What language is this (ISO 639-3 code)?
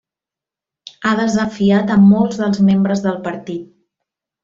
cat